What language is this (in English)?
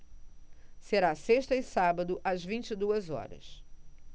Portuguese